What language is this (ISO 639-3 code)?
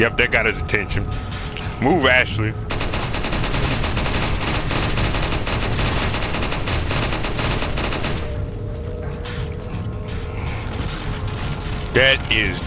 eng